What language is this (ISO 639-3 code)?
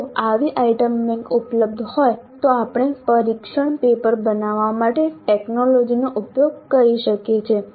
guj